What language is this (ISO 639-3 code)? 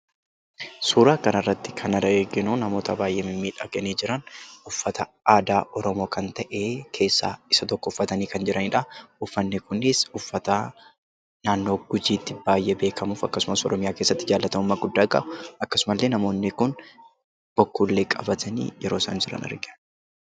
orm